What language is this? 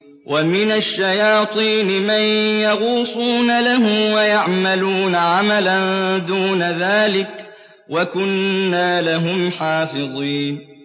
Arabic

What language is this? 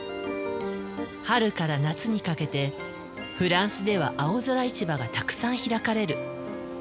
Japanese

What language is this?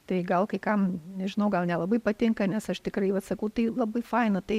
Lithuanian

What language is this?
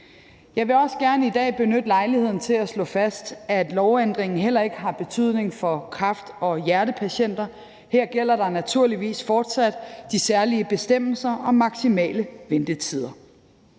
Danish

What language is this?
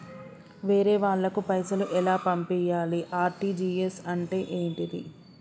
Telugu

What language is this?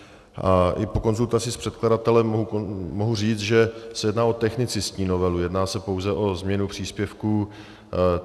Czech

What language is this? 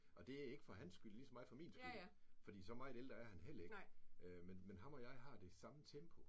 Danish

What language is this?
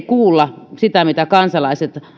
Finnish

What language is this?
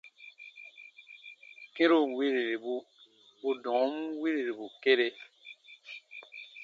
Baatonum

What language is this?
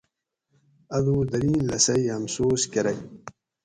Gawri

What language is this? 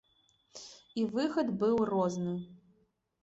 Belarusian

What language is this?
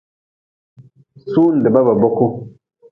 Nawdm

